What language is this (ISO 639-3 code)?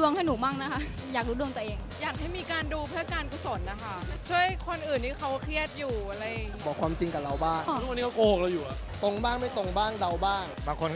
tha